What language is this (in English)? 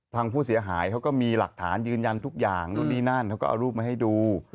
Thai